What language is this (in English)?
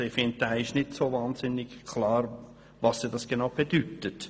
Swiss German